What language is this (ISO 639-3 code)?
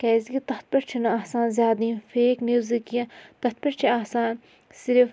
kas